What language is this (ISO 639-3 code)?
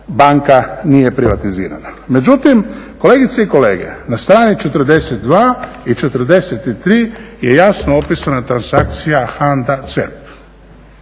hrv